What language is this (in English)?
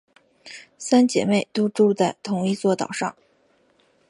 Chinese